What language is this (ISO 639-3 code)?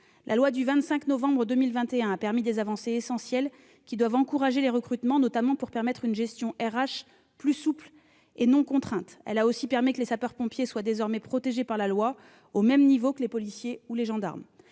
fra